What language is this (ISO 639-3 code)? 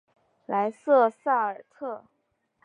zho